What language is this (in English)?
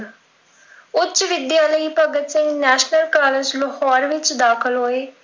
Punjabi